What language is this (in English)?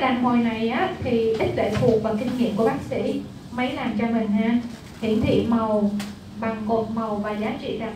Vietnamese